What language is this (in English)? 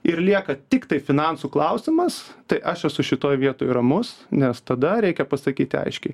Lithuanian